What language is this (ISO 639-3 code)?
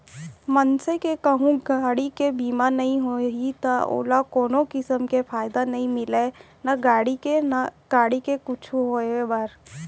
hne